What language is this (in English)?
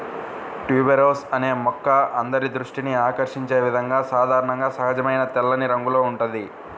Telugu